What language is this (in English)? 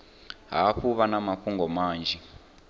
Venda